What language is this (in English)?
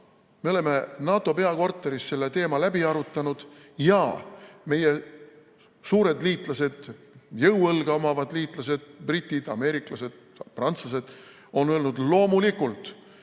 Estonian